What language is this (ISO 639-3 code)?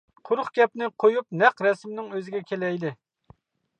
uig